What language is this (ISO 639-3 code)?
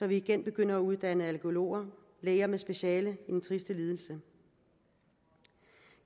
dan